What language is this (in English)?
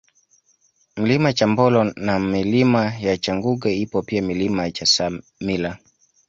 Swahili